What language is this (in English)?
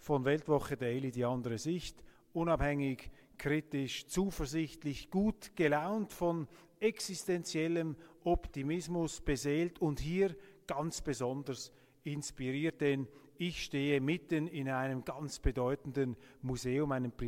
German